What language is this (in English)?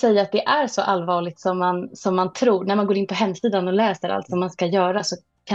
Swedish